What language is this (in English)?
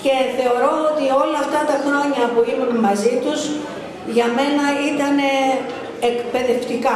Greek